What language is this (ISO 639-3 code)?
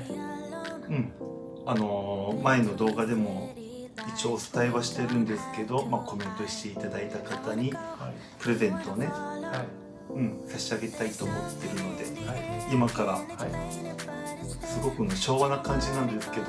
jpn